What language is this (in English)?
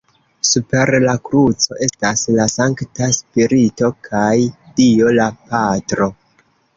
Esperanto